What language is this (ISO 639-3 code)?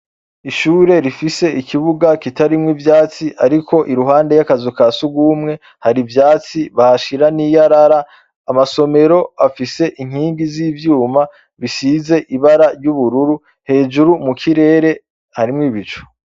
run